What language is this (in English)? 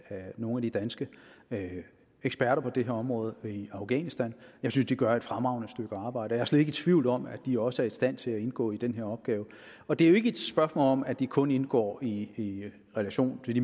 Danish